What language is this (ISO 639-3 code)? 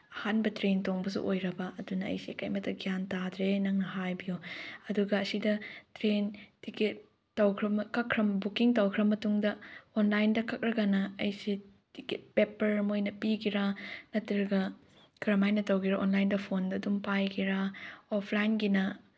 mni